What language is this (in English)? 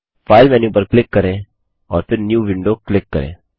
Hindi